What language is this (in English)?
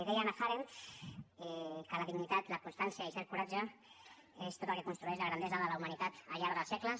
Catalan